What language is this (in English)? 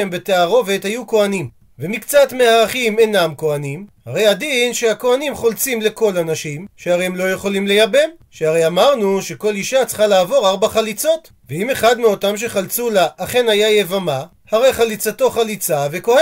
Hebrew